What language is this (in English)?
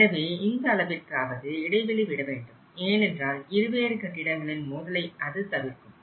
Tamil